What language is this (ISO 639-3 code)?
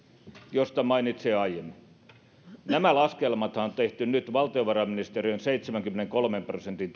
fin